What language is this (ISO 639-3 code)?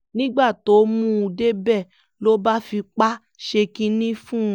yor